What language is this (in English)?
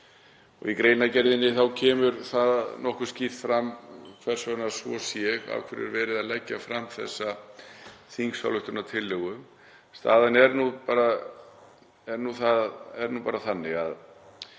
Icelandic